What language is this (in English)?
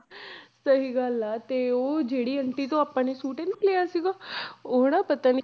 Punjabi